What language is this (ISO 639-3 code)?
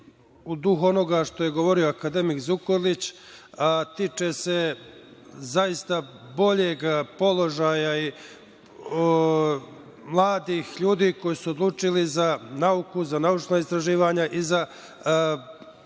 srp